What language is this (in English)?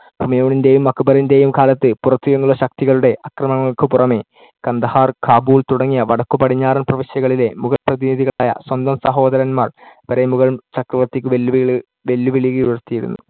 Malayalam